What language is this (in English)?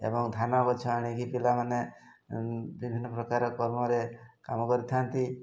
Odia